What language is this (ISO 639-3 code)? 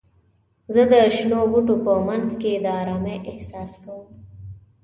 pus